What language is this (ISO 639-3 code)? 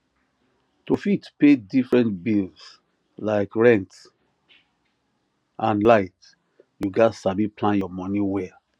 pcm